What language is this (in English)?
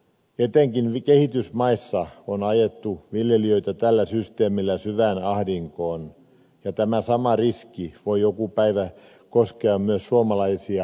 Finnish